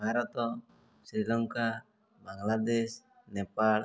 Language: Odia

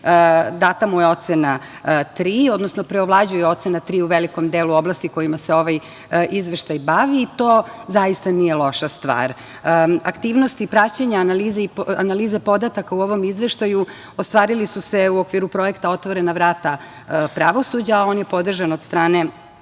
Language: Serbian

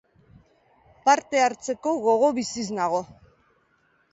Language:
Basque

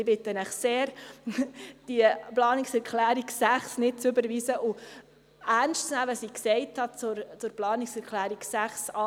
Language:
Swiss German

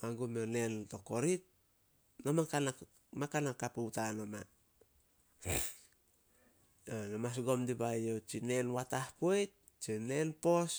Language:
Solos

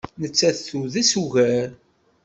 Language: Kabyle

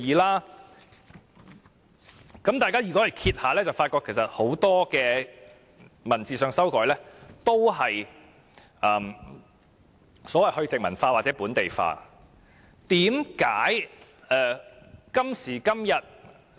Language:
Cantonese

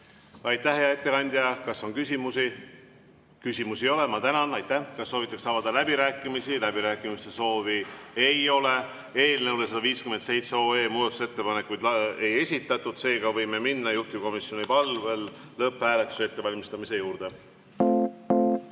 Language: Estonian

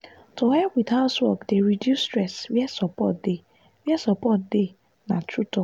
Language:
Nigerian Pidgin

